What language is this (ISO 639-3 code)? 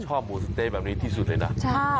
tha